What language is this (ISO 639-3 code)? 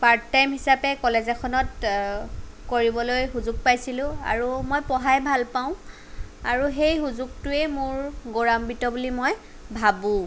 asm